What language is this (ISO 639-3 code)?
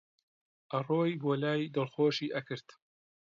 ckb